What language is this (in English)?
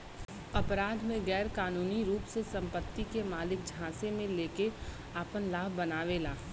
Bhojpuri